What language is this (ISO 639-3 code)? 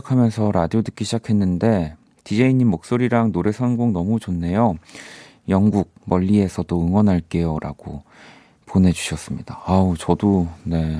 kor